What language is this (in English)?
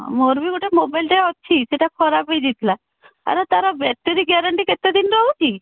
Odia